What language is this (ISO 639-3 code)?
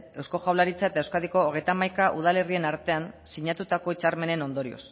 eus